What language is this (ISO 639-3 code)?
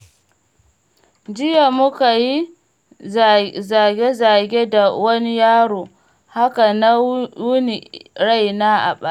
hau